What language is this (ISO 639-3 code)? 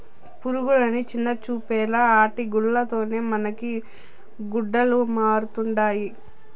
tel